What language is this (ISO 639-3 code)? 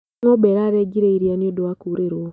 kik